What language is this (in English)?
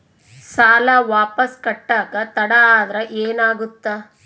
Kannada